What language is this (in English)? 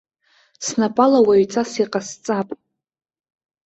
Abkhazian